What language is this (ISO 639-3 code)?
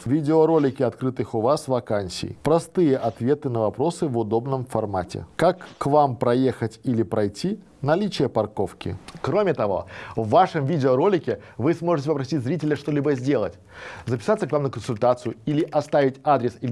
rus